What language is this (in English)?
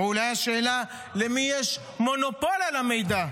Hebrew